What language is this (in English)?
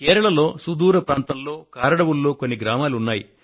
Telugu